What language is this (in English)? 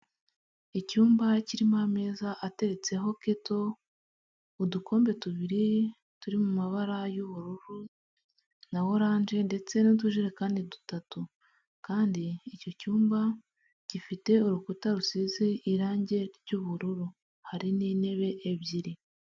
Kinyarwanda